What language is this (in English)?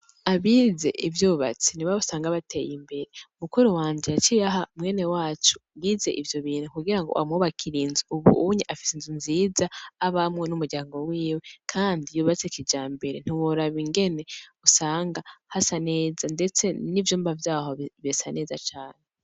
Rundi